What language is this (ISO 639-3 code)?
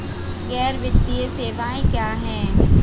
hin